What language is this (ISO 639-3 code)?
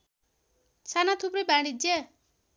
nep